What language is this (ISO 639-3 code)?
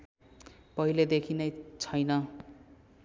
nep